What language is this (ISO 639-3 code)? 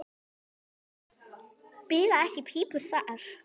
isl